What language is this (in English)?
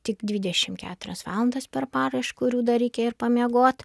Lithuanian